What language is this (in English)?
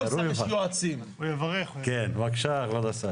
Hebrew